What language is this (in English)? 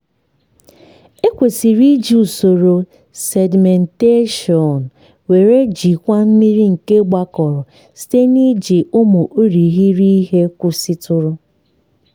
Igbo